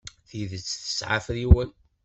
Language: Kabyle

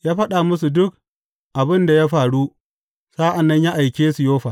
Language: Hausa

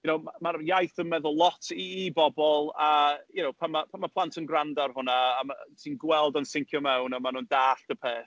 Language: Welsh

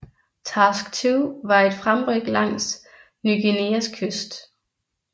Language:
Danish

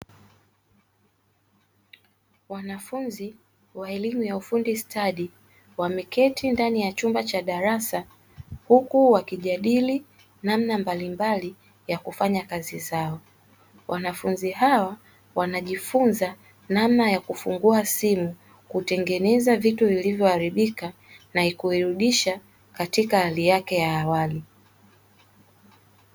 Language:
Swahili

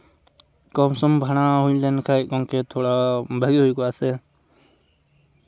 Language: Santali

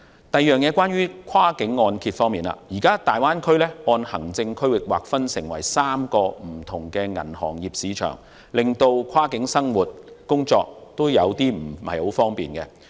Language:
Cantonese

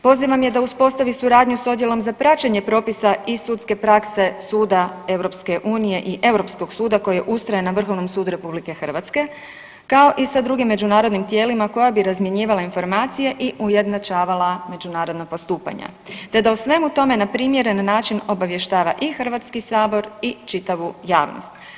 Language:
Croatian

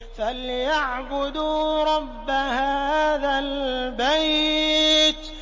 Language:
Arabic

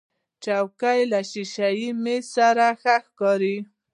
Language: Pashto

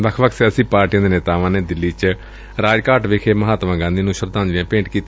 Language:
Punjabi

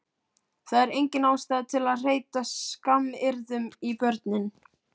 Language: Icelandic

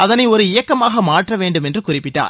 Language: Tamil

